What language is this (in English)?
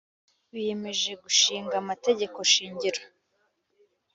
Kinyarwanda